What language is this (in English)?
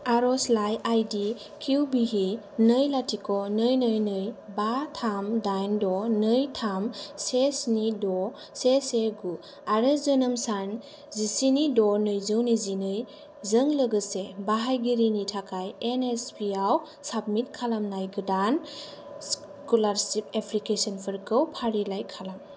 Bodo